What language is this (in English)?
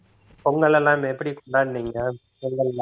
Tamil